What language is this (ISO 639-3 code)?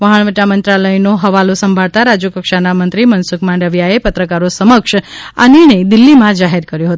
guj